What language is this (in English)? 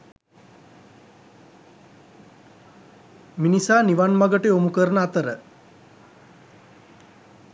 Sinhala